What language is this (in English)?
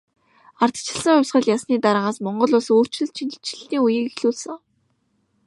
Mongolian